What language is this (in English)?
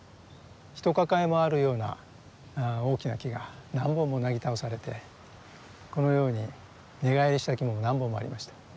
Japanese